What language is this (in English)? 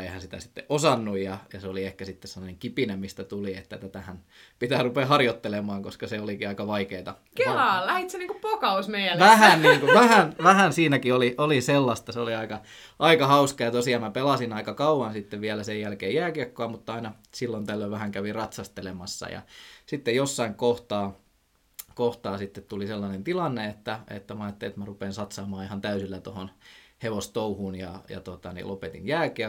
Finnish